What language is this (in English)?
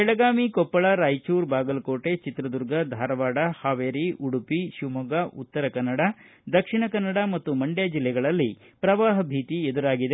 Kannada